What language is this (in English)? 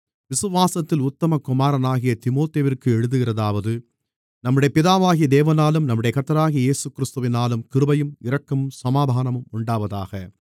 Tamil